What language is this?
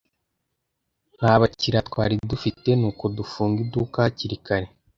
Kinyarwanda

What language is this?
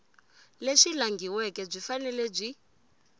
Tsonga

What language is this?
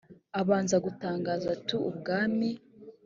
Kinyarwanda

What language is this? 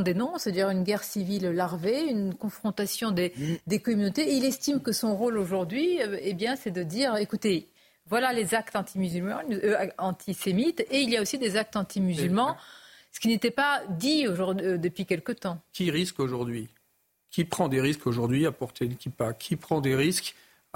French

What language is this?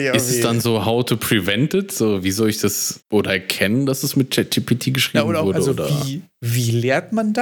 German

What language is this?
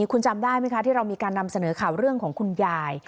Thai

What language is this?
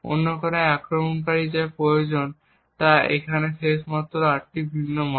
Bangla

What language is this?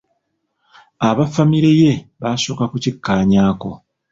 Ganda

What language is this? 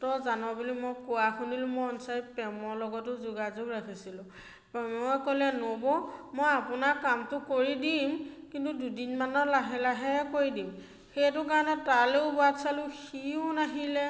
Assamese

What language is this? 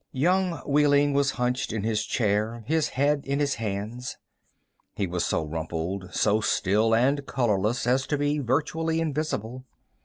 English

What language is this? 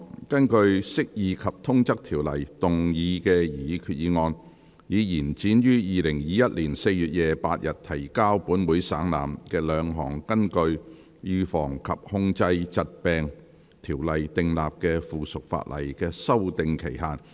Cantonese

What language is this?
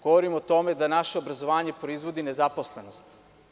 Serbian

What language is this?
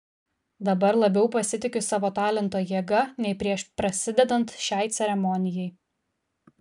Lithuanian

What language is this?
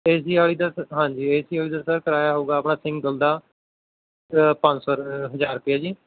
Punjabi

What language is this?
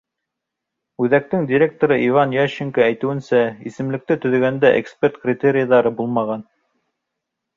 Bashkir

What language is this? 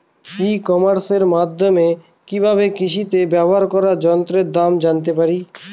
Bangla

